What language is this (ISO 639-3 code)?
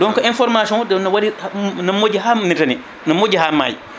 ful